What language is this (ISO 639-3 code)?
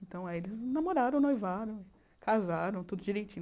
por